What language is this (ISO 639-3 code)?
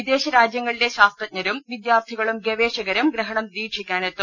mal